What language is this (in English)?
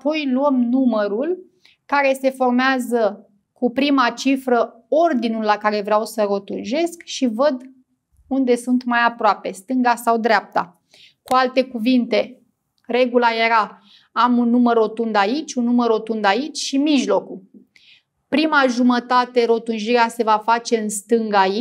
Romanian